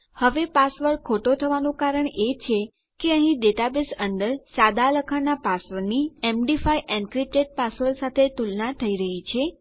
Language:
Gujarati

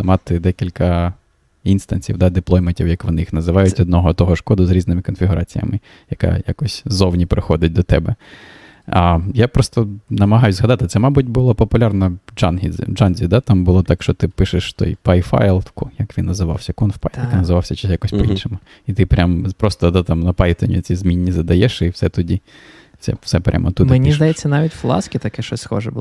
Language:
Ukrainian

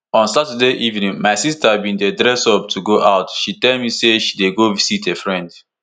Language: Nigerian Pidgin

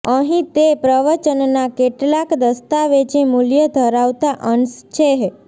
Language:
Gujarati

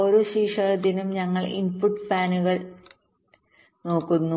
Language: Malayalam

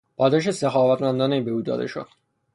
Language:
Persian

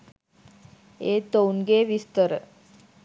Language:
Sinhala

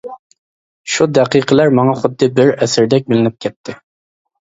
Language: Uyghur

